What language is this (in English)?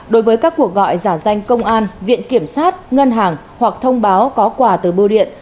Vietnamese